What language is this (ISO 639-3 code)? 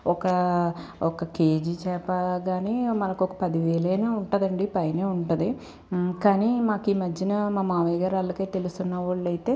tel